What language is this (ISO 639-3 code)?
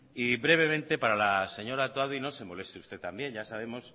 spa